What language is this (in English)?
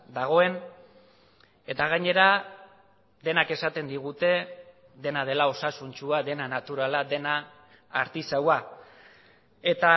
Basque